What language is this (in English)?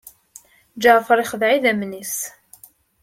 Kabyle